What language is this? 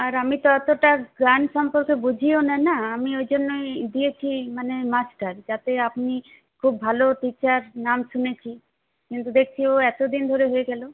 Bangla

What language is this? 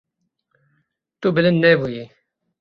Kurdish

